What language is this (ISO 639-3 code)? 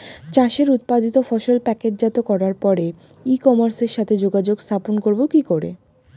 ben